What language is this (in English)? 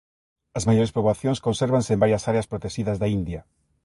Galician